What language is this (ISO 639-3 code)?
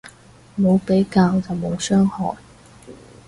yue